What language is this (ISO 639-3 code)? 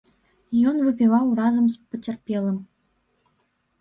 bel